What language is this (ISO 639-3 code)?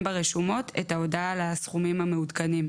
heb